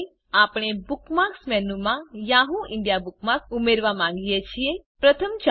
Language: Gujarati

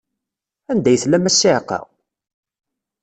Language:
Kabyle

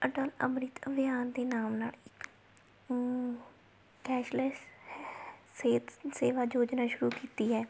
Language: Punjabi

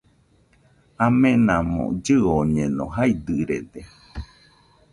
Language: Nüpode Huitoto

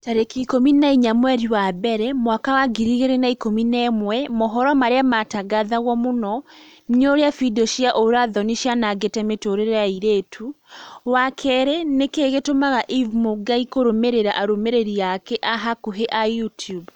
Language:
Kikuyu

